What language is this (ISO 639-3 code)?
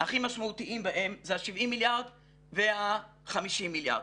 heb